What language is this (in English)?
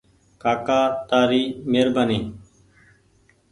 Goaria